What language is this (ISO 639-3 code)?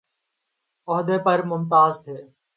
urd